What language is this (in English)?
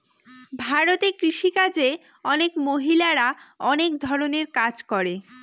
Bangla